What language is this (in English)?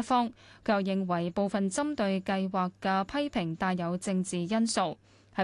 Chinese